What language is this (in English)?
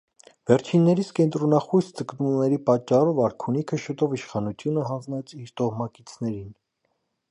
Armenian